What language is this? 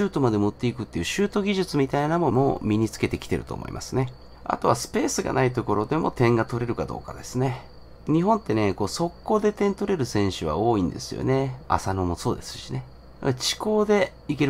Japanese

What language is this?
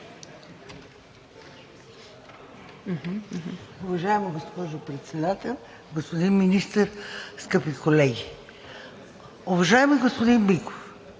Bulgarian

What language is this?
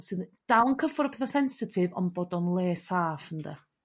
Welsh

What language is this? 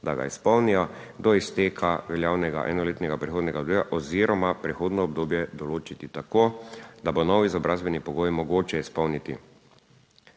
Slovenian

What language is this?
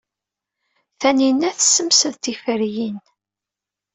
Kabyle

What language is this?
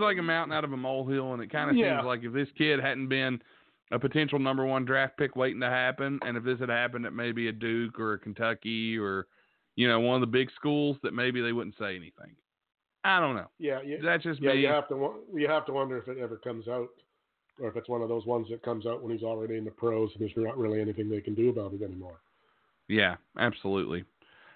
English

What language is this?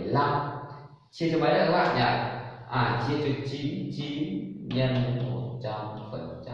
Vietnamese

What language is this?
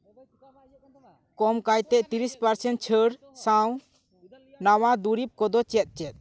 Santali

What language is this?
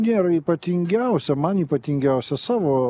Lithuanian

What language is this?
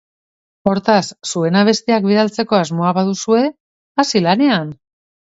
Basque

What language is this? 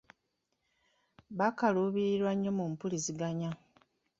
Ganda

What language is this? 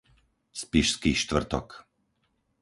Slovak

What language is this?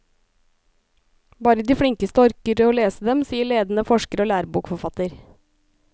Norwegian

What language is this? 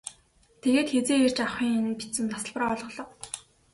Mongolian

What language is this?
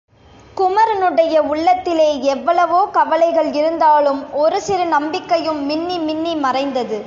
Tamil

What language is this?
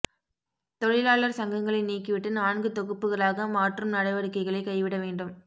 Tamil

